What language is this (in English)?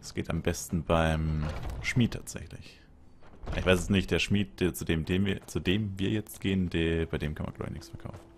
German